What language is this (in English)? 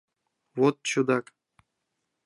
Mari